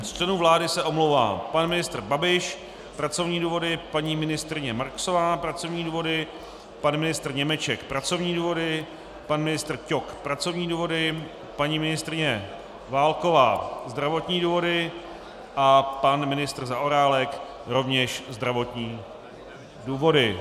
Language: Czech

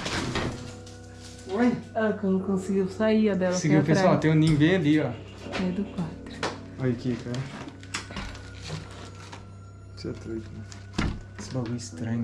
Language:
Portuguese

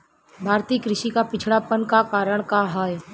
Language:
Bhojpuri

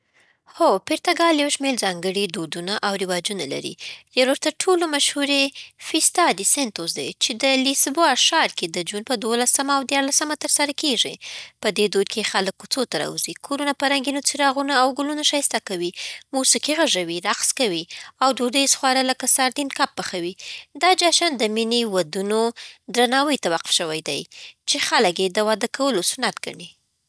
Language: Southern Pashto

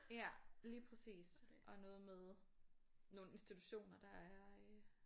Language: Danish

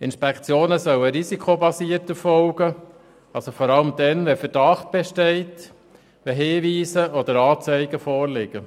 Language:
Swiss German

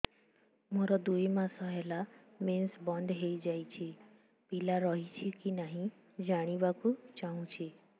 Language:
Odia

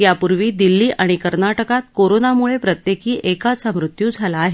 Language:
Marathi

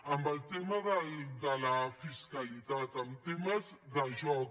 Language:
Catalan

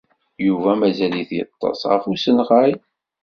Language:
Kabyle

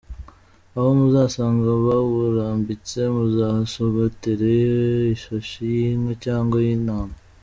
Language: Kinyarwanda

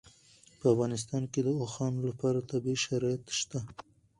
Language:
Pashto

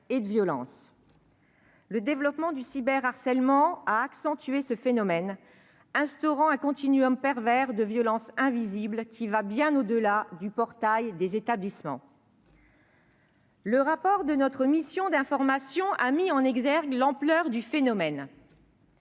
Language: French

